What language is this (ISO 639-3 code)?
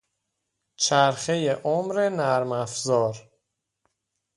fas